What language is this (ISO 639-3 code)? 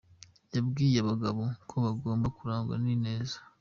kin